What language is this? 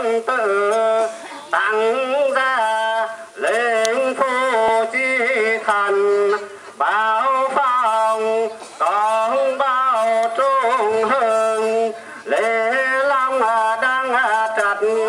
Thai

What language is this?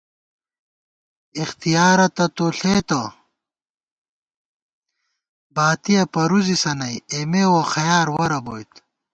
Gawar-Bati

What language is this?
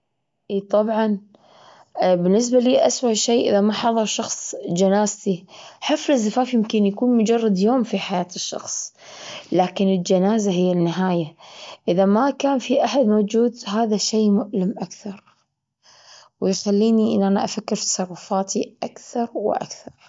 Gulf Arabic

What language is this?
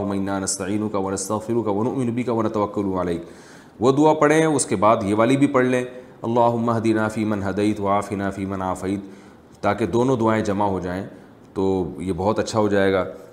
Urdu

